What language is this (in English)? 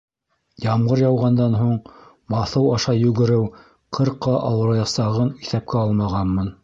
Bashkir